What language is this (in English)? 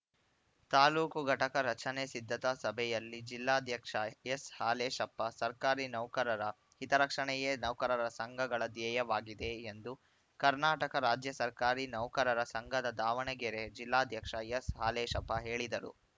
Kannada